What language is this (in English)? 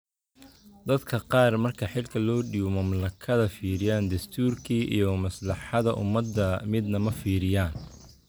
Somali